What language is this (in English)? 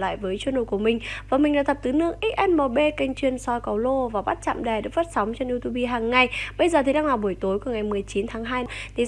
Vietnamese